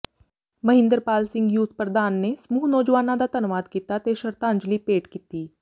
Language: Punjabi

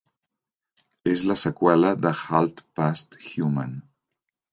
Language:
Catalan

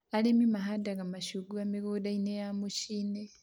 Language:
Kikuyu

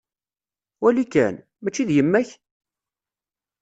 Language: Kabyle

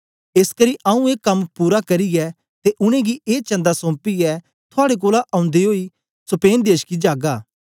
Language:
Dogri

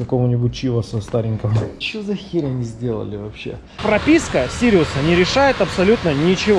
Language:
Russian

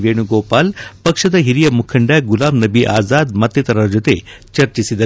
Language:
Kannada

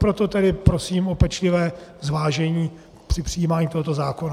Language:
Czech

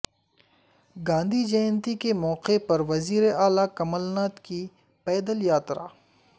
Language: Urdu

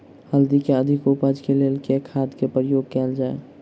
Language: Maithili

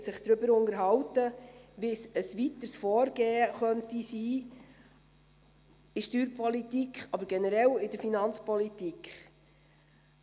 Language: Swiss German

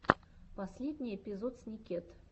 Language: Russian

